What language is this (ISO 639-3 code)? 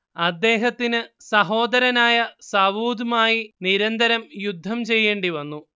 mal